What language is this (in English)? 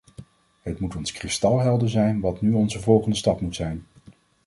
Dutch